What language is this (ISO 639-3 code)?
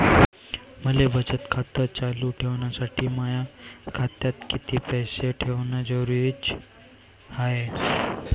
mar